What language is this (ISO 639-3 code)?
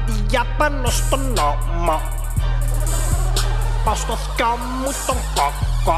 ell